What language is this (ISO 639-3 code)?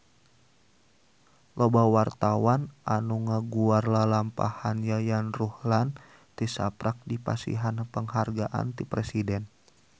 sun